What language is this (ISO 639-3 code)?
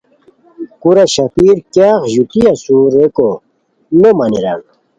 khw